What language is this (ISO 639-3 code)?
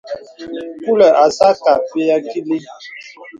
beb